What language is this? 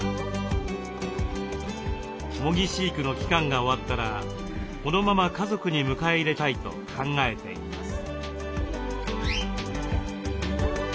Japanese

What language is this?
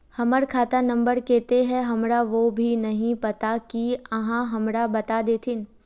Magahi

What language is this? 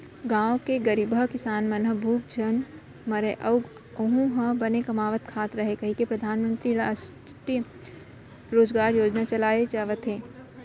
Chhattisgarhi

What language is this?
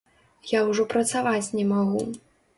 Belarusian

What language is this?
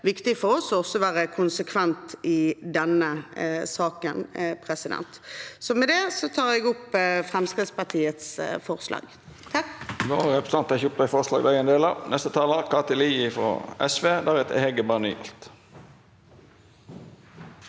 Norwegian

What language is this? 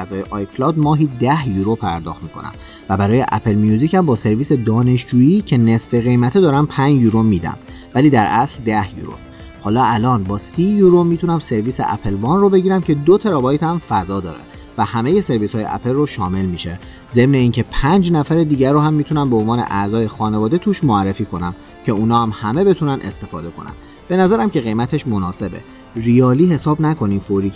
Persian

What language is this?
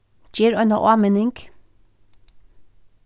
Faroese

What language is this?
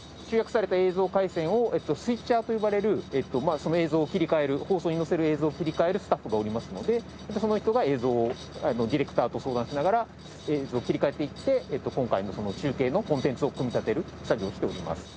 Japanese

